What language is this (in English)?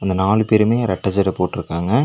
Tamil